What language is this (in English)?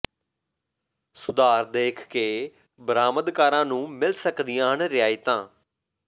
Punjabi